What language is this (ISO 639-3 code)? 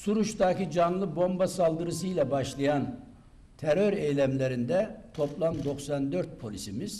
tur